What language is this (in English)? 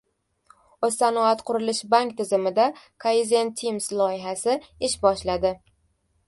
Uzbek